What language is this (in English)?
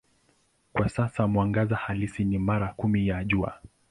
Swahili